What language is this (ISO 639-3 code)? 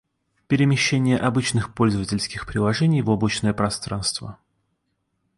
rus